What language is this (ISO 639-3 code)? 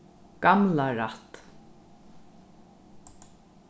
fao